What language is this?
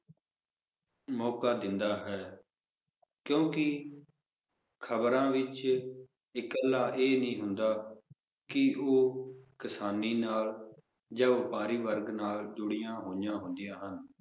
Punjabi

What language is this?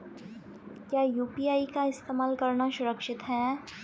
Hindi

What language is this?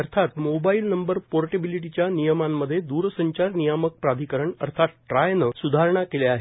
Marathi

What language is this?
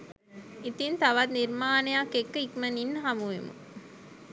Sinhala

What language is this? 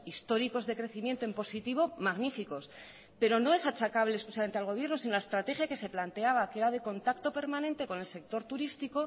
Spanish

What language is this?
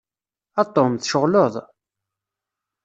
Kabyle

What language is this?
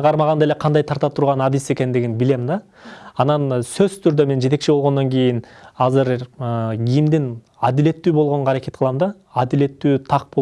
Turkish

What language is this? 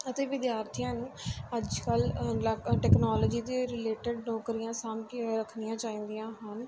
Punjabi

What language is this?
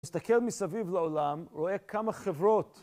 Hebrew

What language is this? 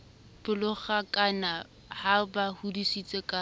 Southern Sotho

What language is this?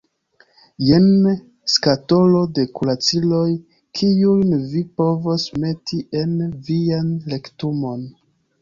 Esperanto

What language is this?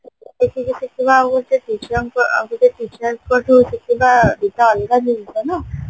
Odia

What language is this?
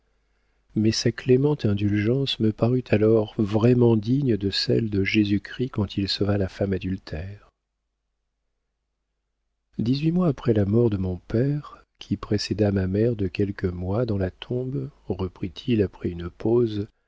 French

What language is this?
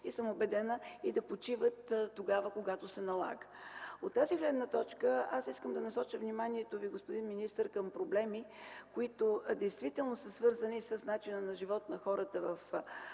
Bulgarian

